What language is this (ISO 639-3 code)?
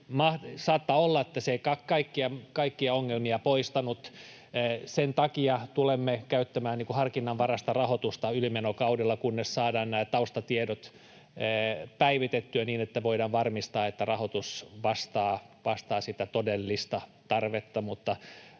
fin